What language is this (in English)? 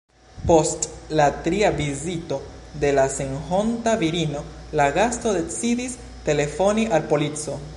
Esperanto